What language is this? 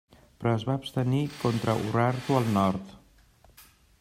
Catalan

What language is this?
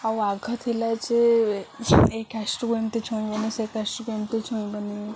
Odia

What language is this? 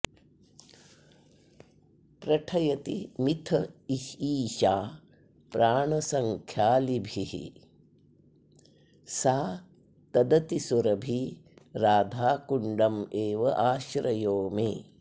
Sanskrit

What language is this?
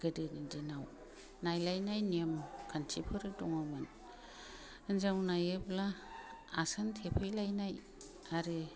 Bodo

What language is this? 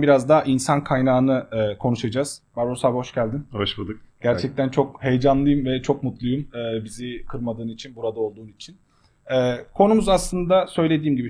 Turkish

